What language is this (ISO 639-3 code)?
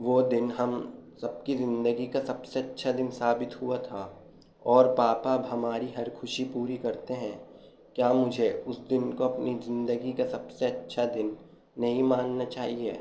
urd